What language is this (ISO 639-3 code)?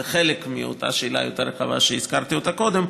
heb